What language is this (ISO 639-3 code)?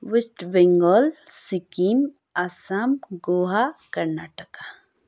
nep